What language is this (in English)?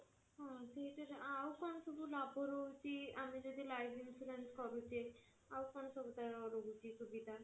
Odia